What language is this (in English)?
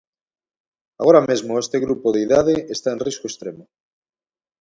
Galician